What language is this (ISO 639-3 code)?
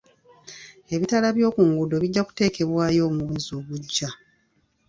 lug